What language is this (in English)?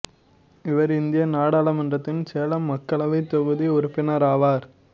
Tamil